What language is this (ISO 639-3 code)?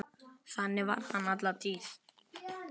isl